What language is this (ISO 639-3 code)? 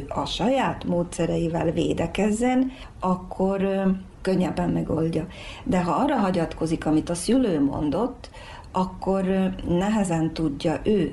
hun